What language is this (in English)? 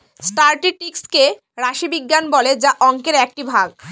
Bangla